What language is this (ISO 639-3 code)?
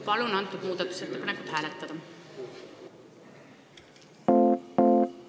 est